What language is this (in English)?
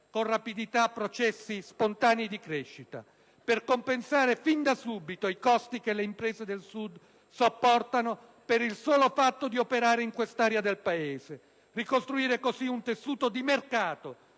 Italian